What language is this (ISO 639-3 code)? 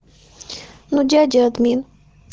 rus